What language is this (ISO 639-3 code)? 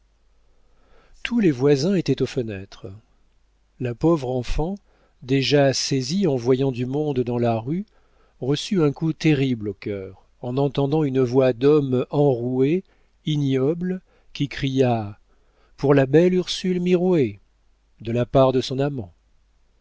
fra